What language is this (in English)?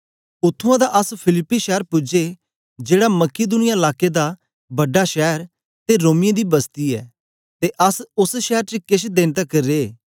Dogri